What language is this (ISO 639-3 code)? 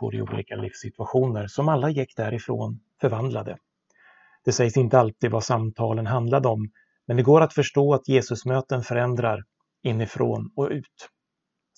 swe